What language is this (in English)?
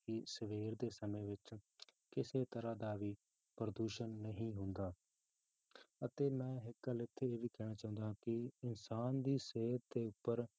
Punjabi